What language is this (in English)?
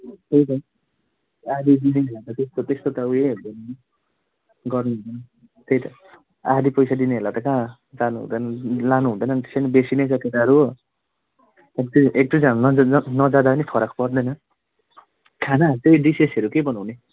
Nepali